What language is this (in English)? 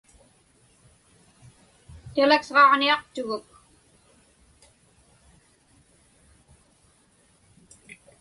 Inupiaq